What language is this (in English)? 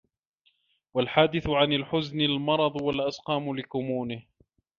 Arabic